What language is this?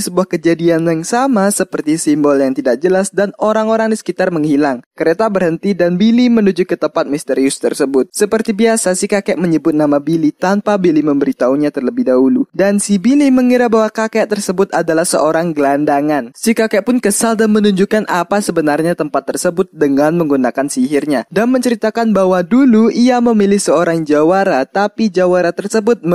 Indonesian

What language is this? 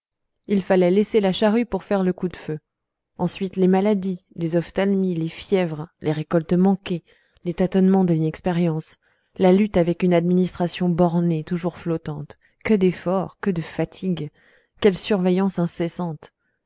French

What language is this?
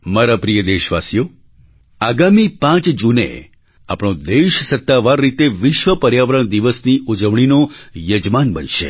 Gujarati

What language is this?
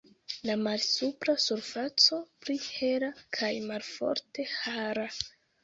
Esperanto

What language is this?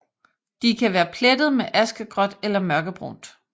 Danish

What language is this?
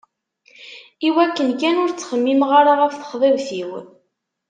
Kabyle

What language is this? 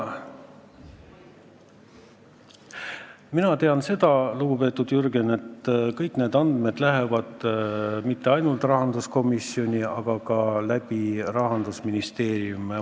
Estonian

